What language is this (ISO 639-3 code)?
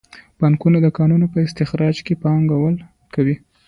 pus